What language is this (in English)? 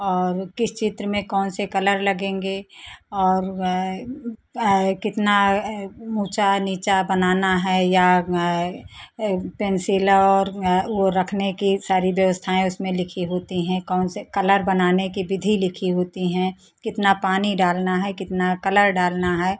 Hindi